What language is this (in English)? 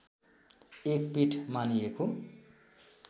Nepali